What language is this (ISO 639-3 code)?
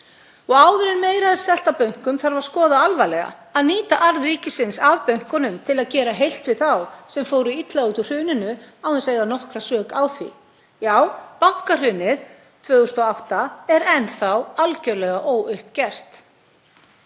isl